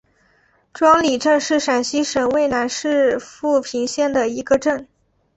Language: Chinese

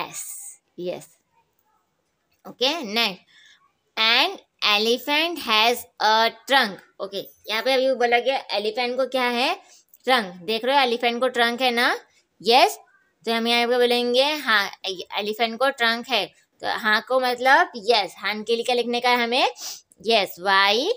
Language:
Hindi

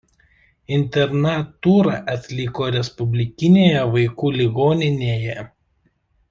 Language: Lithuanian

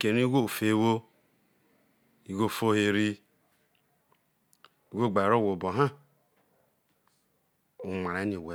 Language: Isoko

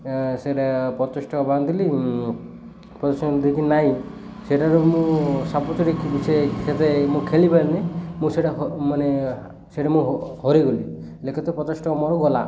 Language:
Odia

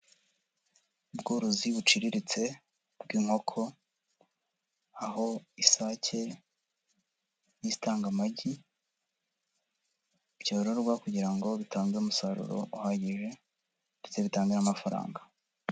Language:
Kinyarwanda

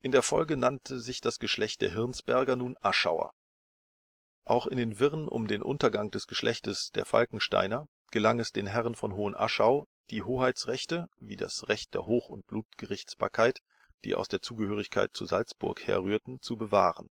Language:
German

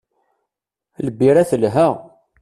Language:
Kabyle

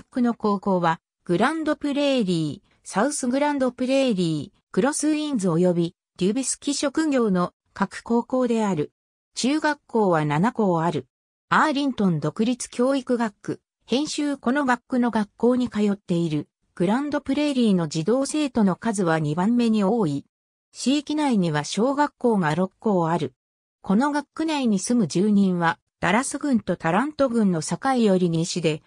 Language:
Japanese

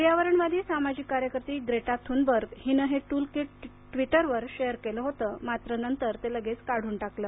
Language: Marathi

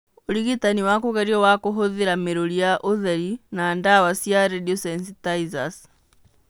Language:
Kikuyu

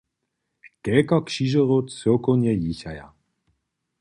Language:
Upper Sorbian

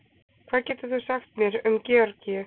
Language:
Icelandic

